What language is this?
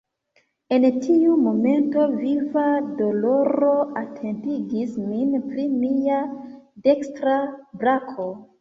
Esperanto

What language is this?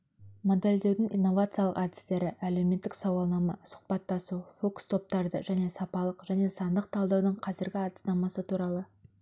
Kazakh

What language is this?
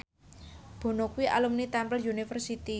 Javanese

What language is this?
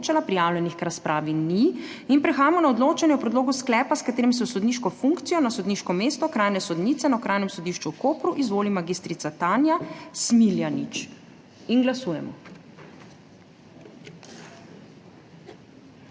Slovenian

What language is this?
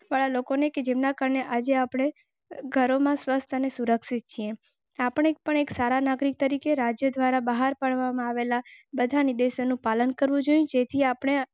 Gujarati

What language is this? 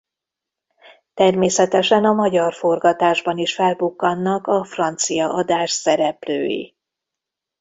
Hungarian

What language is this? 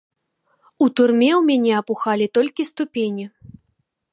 Belarusian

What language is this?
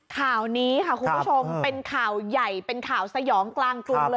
Thai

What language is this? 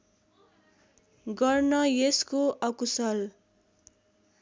Nepali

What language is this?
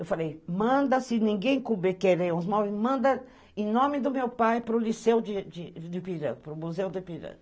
Portuguese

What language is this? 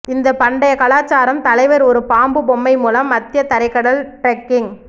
Tamil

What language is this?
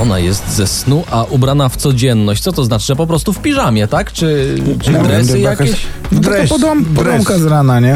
Polish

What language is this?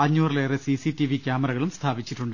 Malayalam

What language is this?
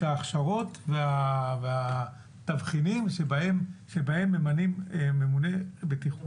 Hebrew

